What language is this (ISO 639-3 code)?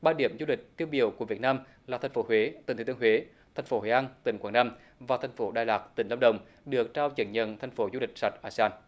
vie